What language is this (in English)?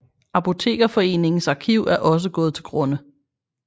Danish